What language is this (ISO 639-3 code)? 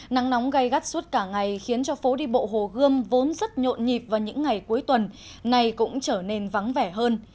vie